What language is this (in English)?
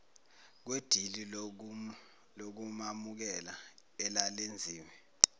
Zulu